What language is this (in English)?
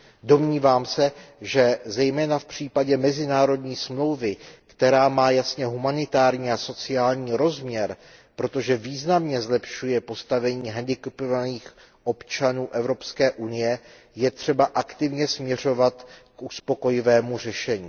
Czech